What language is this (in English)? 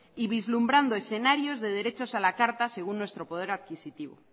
Spanish